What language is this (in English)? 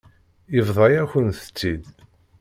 Kabyle